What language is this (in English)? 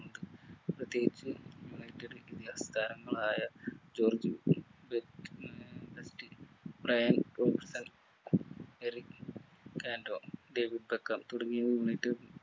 Malayalam